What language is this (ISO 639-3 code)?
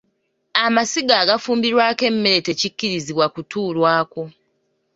lug